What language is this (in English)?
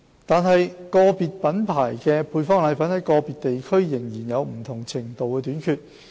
Cantonese